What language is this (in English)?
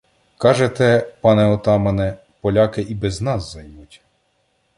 Ukrainian